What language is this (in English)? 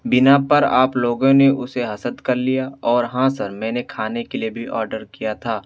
Urdu